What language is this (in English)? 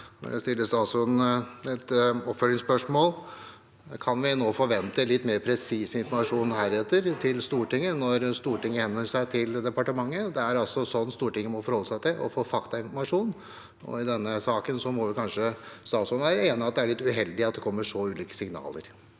Norwegian